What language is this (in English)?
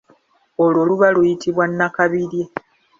Ganda